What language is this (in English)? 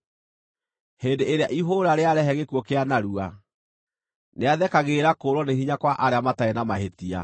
Kikuyu